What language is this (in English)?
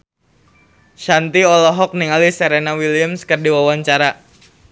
Sundanese